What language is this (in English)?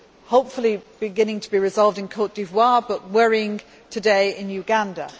English